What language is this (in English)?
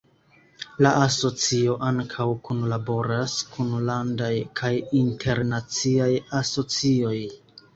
Esperanto